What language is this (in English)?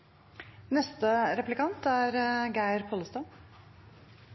Norwegian Bokmål